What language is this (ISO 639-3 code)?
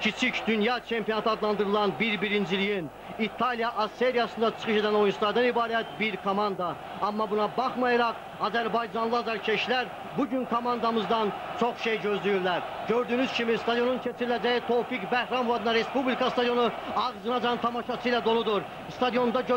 tur